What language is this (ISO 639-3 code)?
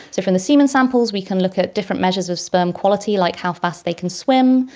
eng